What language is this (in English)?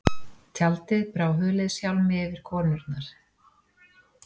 Icelandic